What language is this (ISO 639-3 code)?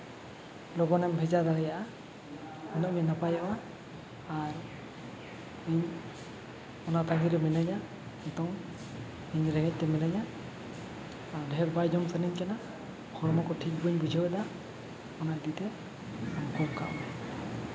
sat